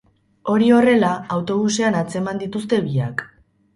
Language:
Basque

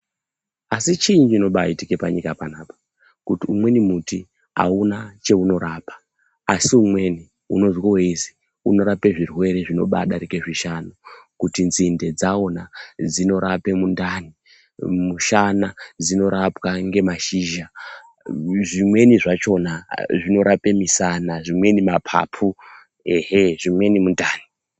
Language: Ndau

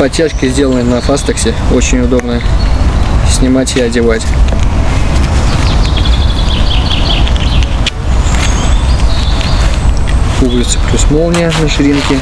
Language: Russian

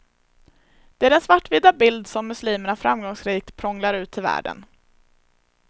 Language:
Swedish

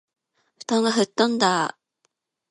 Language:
Japanese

